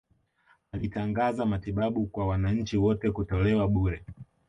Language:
Swahili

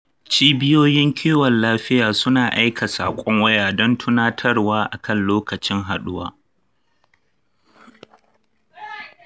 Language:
Hausa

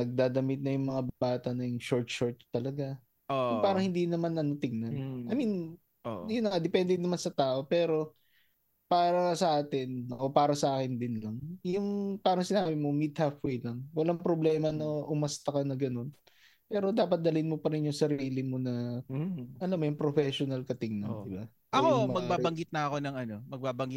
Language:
Filipino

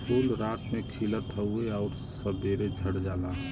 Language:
Bhojpuri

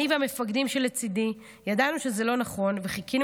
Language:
Hebrew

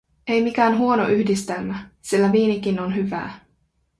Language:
Finnish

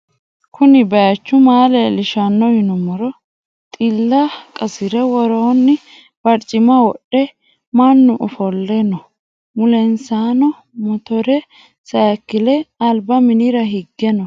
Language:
Sidamo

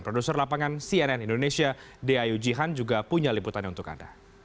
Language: Indonesian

